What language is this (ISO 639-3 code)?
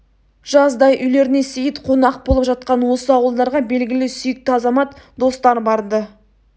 kaz